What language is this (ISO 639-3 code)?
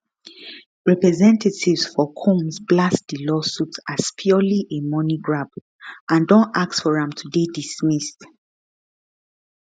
pcm